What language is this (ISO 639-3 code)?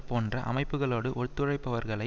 tam